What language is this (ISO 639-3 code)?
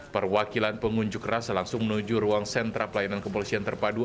ind